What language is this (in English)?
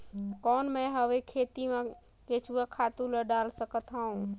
Chhattisgarhi